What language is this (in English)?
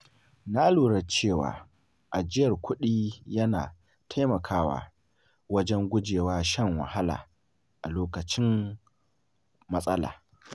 Hausa